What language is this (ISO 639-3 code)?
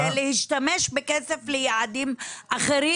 heb